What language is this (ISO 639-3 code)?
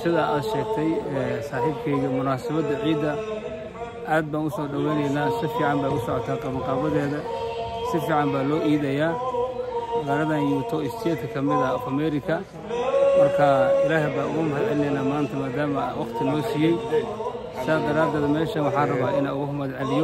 ara